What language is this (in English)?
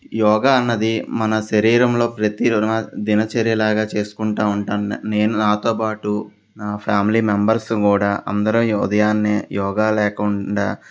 Telugu